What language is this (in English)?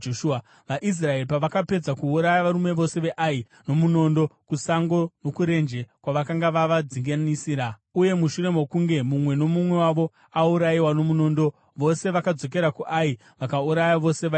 Shona